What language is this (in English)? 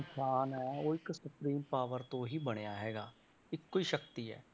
Punjabi